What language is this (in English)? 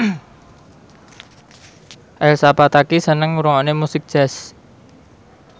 Javanese